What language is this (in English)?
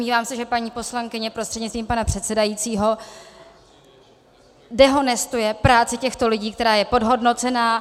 Czech